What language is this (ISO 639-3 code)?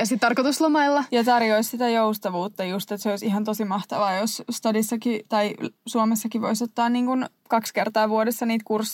fin